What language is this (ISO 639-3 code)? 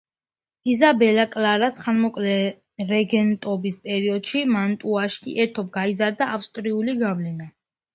kat